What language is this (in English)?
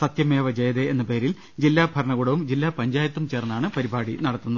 Malayalam